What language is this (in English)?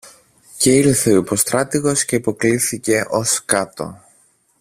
Greek